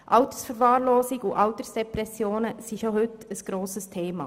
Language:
Swiss German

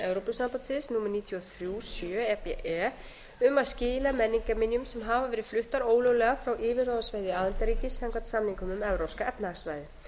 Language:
Icelandic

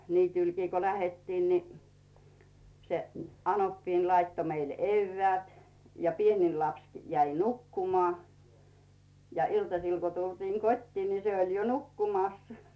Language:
Finnish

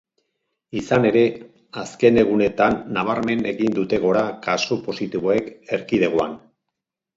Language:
Basque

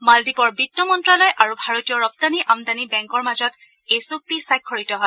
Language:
Assamese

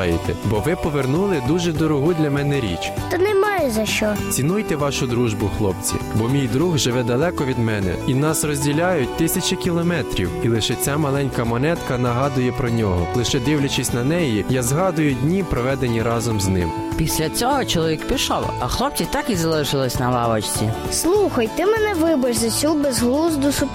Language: Ukrainian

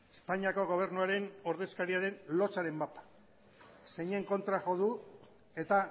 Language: Basque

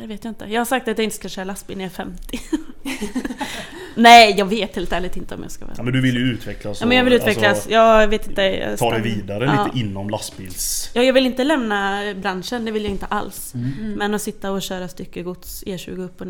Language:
Swedish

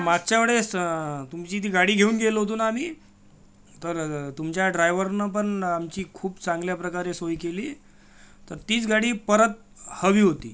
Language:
Marathi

